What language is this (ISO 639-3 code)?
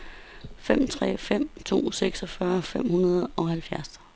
dan